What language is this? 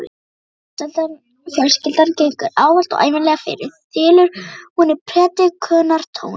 Icelandic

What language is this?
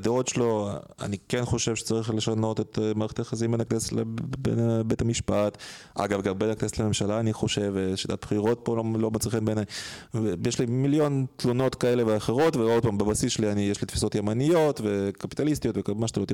Hebrew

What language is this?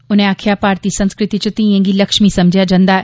Dogri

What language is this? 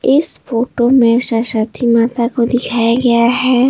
Hindi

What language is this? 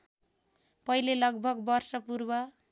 Nepali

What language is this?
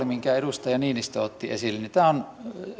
Finnish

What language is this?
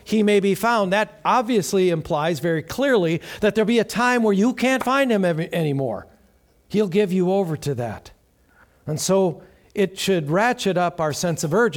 English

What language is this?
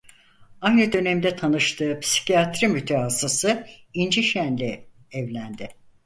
Turkish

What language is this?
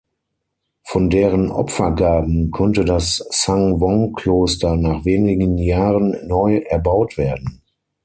German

